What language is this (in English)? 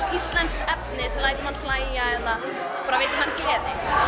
Icelandic